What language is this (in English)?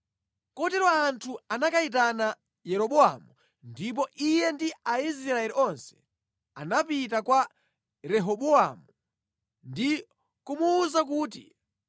Nyanja